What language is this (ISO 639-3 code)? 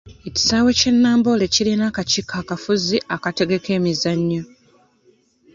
lug